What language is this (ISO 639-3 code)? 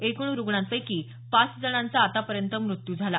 mar